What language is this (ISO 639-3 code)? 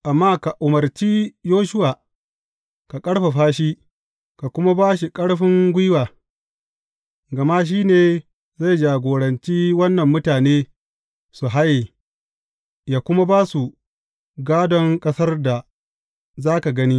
hau